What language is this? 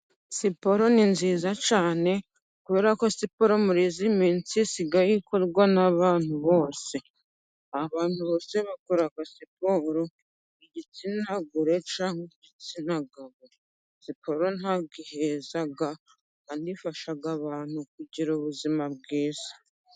Kinyarwanda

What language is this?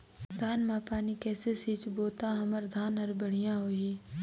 Chhattisgarhi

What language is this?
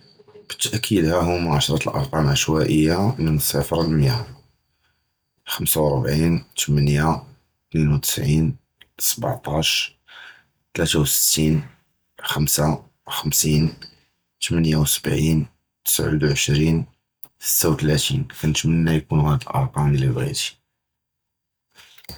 Judeo-Arabic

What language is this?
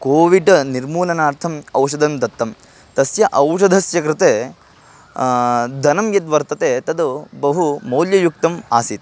Sanskrit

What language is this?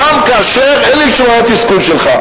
Hebrew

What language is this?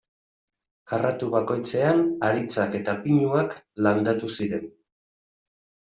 Basque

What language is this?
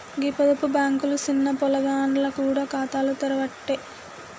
Telugu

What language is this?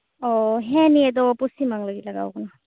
Santali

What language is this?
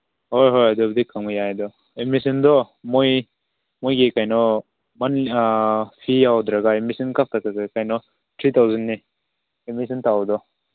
Manipuri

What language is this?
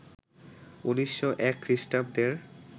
Bangla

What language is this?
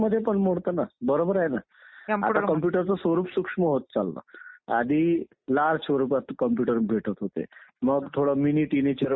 Marathi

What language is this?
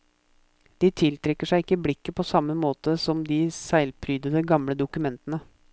Norwegian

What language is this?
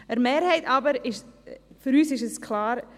Swiss German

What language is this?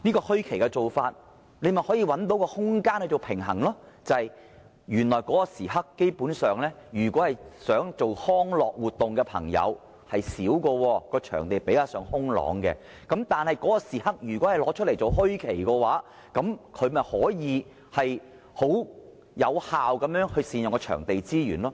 Cantonese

